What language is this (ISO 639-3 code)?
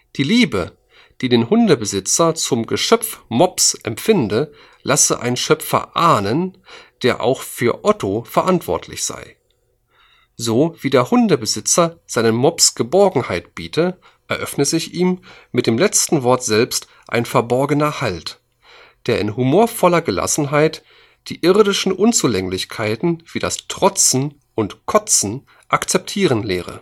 deu